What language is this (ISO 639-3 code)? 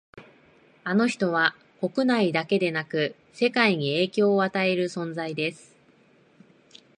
jpn